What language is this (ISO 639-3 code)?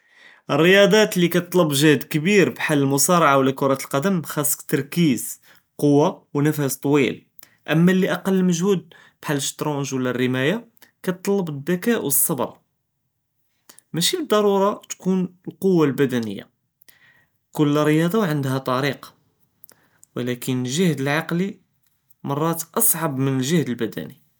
jrb